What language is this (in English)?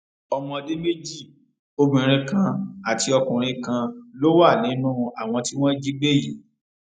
Yoruba